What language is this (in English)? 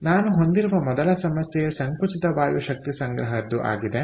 Kannada